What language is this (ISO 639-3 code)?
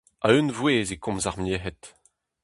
bre